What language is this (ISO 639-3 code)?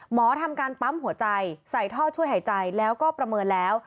tha